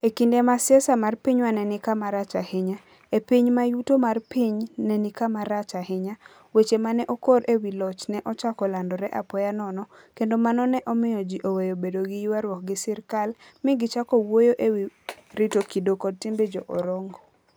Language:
Luo (Kenya and Tanzania)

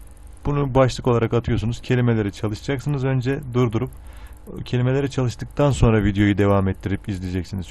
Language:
Turkish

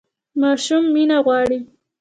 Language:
Pashto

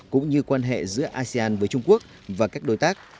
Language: Vietnamese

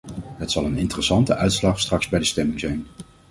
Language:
Dutch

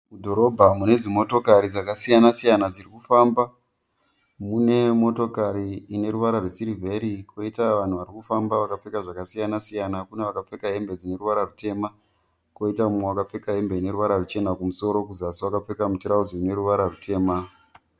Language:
Shona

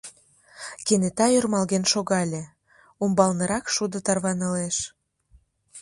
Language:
Mari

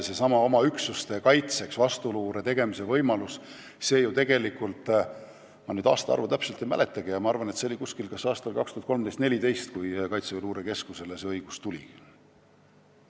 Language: Estonian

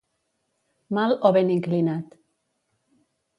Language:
Catalan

